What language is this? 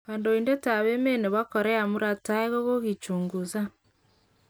Kalenjin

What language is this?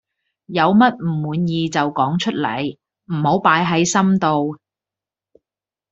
Cantonese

